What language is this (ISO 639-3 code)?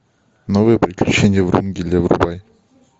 rus